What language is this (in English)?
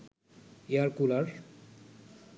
Bangla